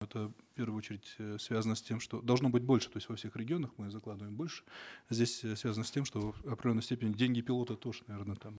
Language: Kazakh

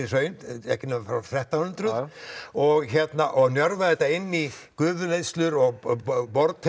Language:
Icelandic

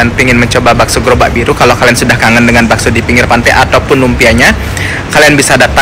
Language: Indonesian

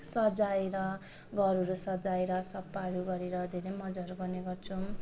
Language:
Nepali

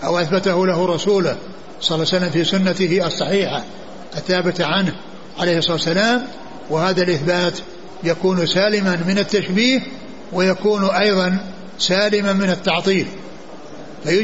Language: Arabic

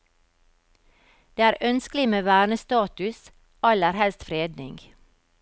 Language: Norwegian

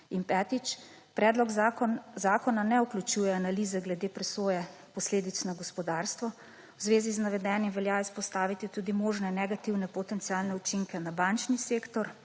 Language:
Slovenian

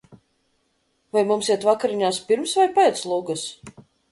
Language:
Latvian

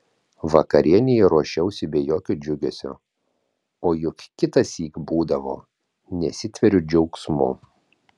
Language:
Lithuanian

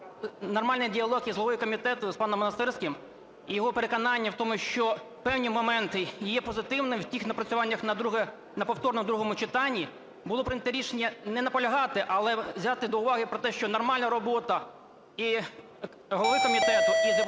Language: Ukrainian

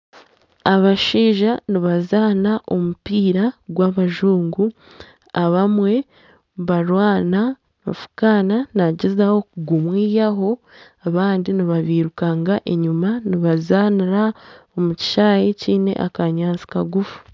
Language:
Nyankole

